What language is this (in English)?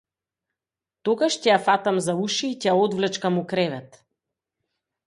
Macedonian